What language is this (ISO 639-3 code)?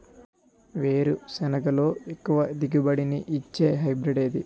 tel